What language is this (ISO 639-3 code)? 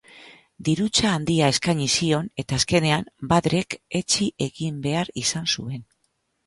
eus